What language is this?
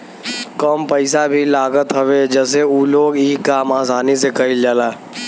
Bhojpuri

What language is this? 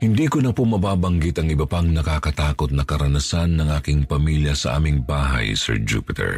Filipino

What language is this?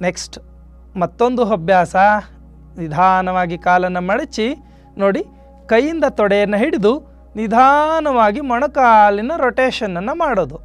Kannada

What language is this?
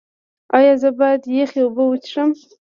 Pashto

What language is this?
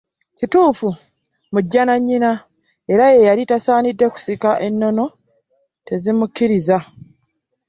Ganda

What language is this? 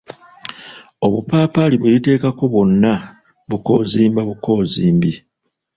Ganda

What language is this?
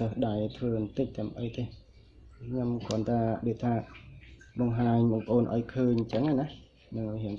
Vietnamese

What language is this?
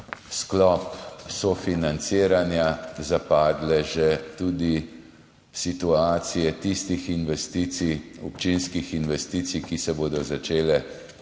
Slovenian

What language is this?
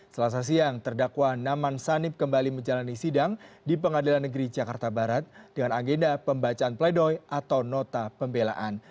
Indonesian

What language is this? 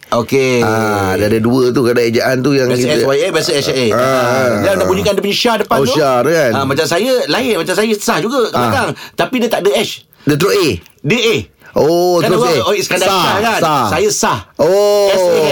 Malay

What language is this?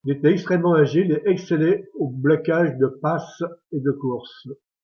French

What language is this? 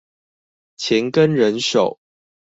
Chinese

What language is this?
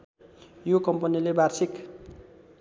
Nepali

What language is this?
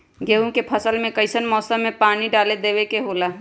Magahi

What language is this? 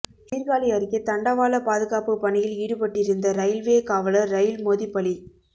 Tamil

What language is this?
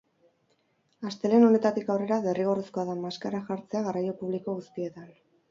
Basque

